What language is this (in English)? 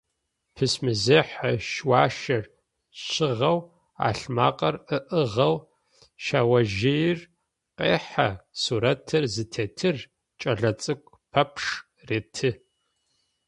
Adyghe